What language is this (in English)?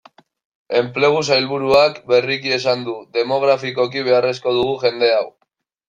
Basque